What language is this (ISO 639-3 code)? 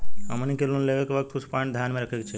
bho